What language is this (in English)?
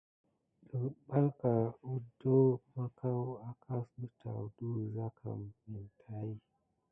Gidar